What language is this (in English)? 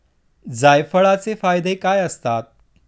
Marathi